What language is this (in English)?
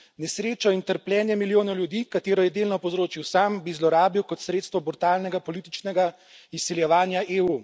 Slovenian